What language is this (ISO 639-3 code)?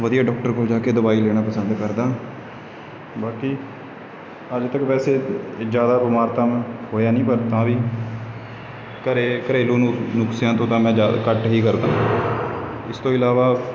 pan